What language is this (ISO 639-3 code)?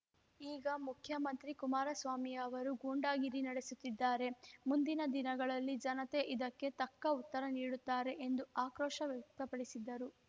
kan